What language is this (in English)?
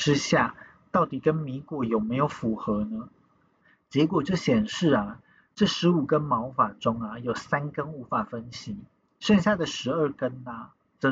Chinese